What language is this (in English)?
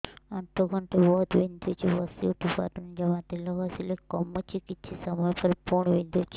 Odia